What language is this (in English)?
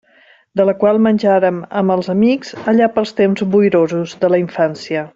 Catalan